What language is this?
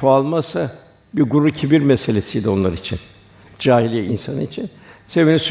Turkish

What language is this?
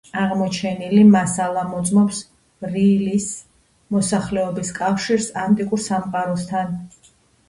Georgian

